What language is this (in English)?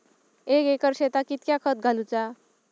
Marathi